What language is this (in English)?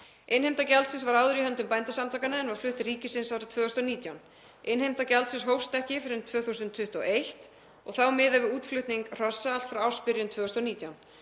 Icelandic